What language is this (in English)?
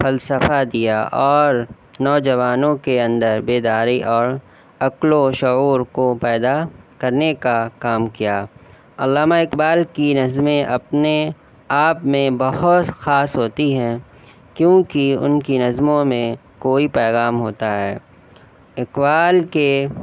Urdu